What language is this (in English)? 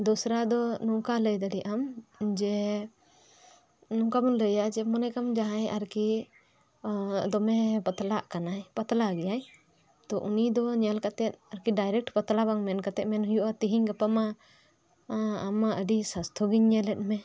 Santali